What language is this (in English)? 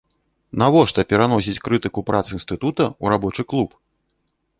Belarusian